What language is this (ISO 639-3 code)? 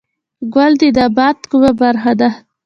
pus